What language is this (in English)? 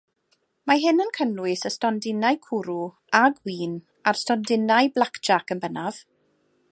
Welsh